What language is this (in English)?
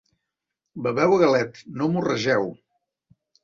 Catalan